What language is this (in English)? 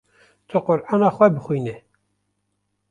Kurdish